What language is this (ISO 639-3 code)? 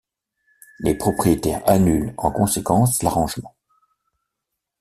fra